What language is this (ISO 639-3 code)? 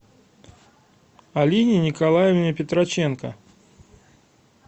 rus